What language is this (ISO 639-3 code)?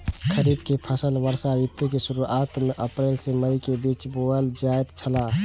mai